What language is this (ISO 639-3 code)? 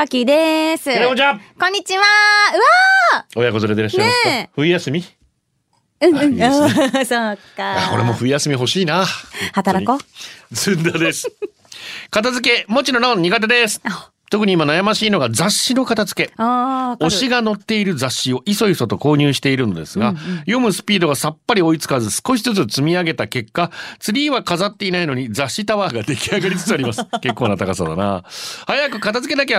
jpn